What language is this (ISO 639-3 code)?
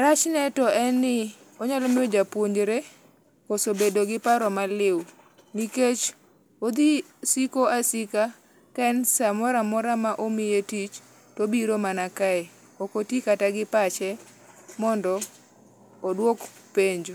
luo